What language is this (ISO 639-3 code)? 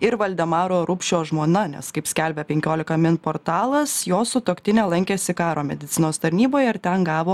lit